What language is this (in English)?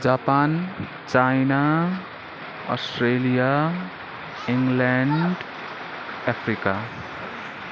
Nepali